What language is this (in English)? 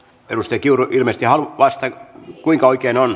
Finnish